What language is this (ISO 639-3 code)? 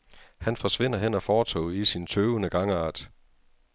dan